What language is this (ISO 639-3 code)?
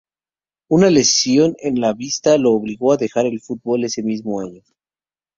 spa